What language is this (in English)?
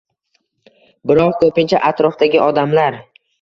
Uzbek